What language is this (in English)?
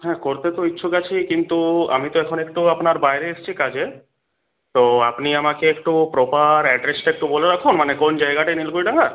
Bangla